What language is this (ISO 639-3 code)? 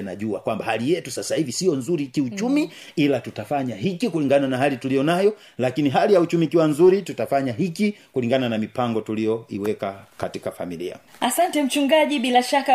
swa